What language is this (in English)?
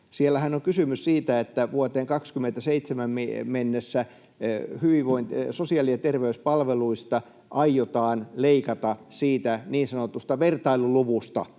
Finnish